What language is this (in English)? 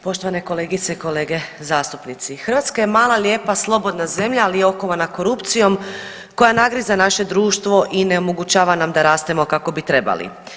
Croatian